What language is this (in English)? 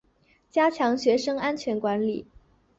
Chinese